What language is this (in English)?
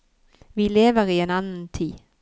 Norwegian